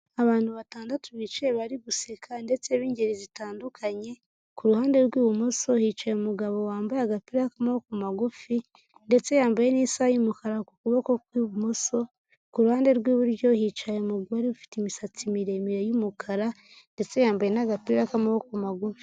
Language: Kinyarwanda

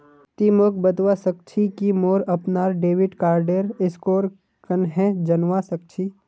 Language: Magahi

